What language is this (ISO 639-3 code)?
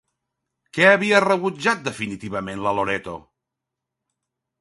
cat